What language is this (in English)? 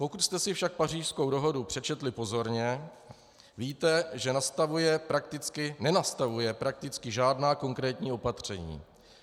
Czech